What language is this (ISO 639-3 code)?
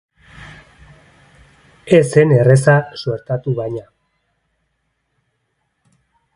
eus